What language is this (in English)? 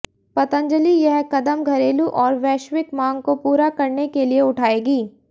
Hindi